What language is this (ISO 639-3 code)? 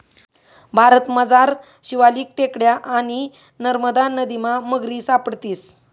mar